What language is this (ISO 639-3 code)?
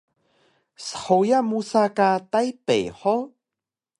trv